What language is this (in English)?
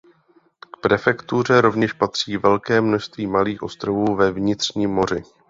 Czech